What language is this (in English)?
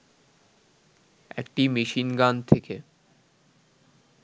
Bangla